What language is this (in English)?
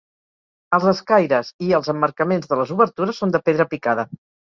Catalan